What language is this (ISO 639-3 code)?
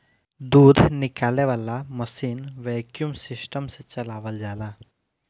bho